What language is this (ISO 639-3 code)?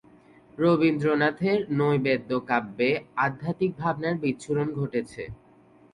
ben